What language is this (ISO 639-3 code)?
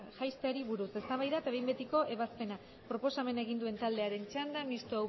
eus